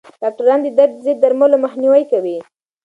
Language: Pashto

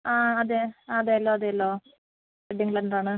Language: Malayalam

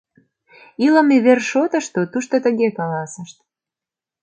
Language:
Mari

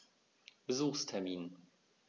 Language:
German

